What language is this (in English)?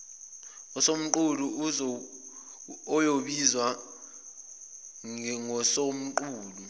Zulu